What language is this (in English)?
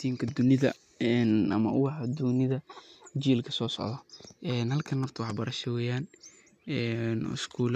Somali